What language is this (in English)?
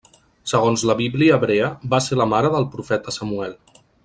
Catalan